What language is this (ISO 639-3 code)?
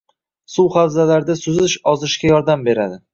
uzb